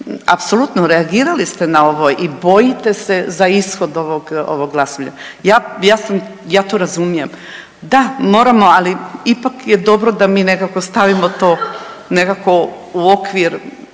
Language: Croatian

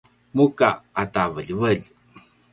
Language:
Paiwan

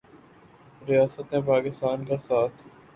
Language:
Urdu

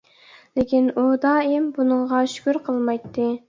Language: Uyghur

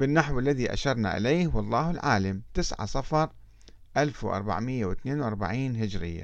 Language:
Arabic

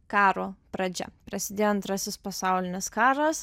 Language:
Lithuanian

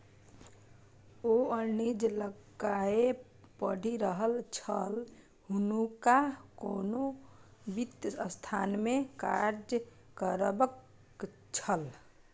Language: Maithili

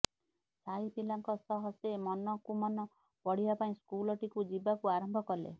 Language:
Odia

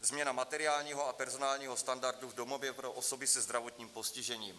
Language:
Czech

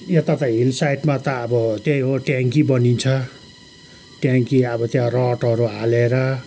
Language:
Nepali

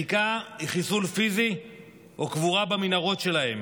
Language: Hebrew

